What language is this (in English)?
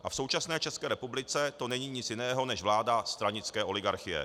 Czech